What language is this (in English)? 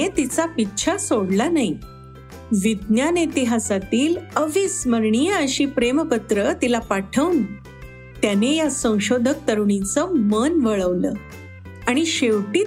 Marathi